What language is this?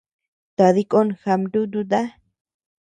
Tepeuxila Cuicatec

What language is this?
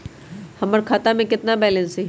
Magahi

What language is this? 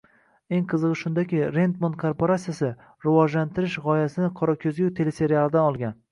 Uzbek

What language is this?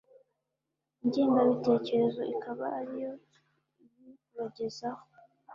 Kinyarwanda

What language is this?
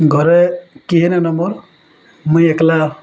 Odia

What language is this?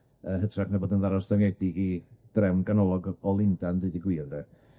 Welsh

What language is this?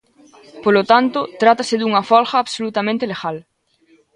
Galician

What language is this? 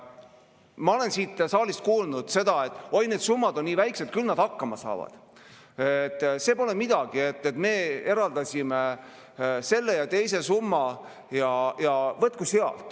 Estonian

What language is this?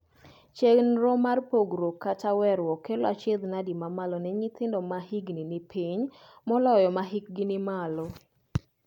Luo (Kenya and Tanzania)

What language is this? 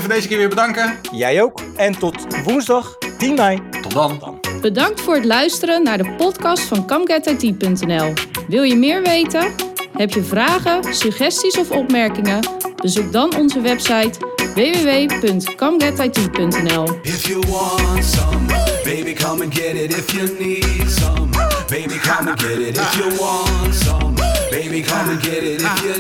Dutch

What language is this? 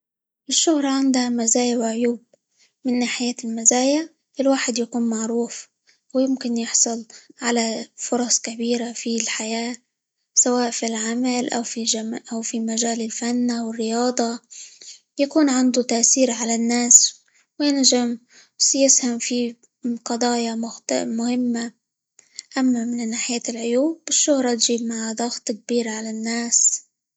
Libyan Arabic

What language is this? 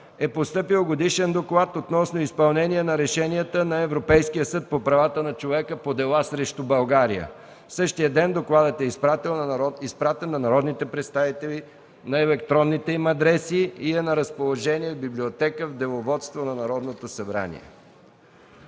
Bulgarian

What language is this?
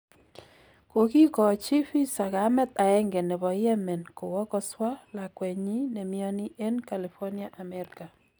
Kalenjin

